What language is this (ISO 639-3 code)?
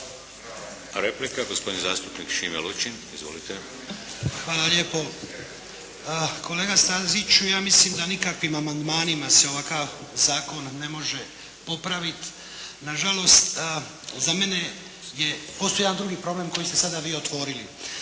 hrv